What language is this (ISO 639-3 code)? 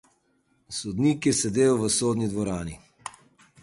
slv